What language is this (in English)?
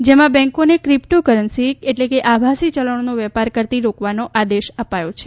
Gujarati